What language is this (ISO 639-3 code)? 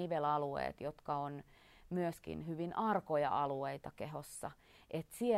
fin